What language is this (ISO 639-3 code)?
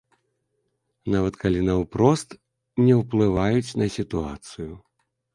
bel